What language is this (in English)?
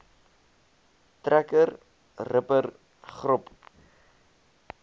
Afrikaans